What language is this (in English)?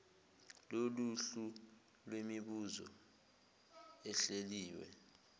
Zulu